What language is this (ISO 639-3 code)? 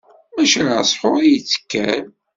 kab